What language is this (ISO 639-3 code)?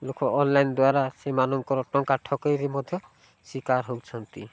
ori